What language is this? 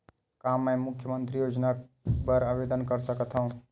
Chhattisgarhi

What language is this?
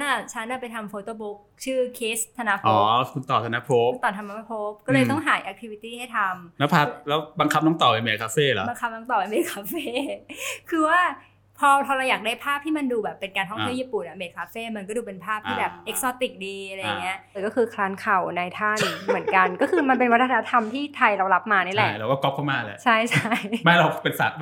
Thai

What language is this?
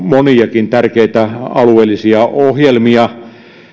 Finnish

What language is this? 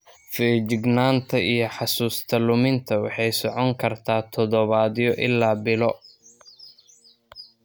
Somali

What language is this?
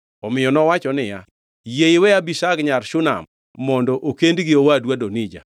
Luo (Kenya and Tanzania)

